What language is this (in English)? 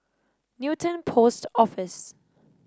English